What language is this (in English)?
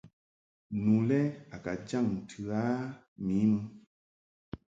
Mungaka